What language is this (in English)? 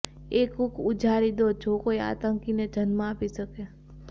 Gujarati